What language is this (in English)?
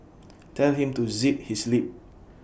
English